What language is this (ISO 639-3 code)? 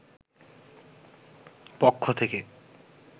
ben